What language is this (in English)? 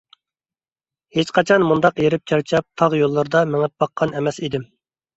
Uyghur